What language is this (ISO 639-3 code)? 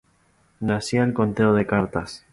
spa